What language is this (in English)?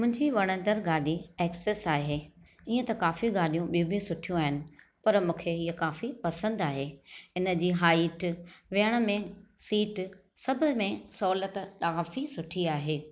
Sindhi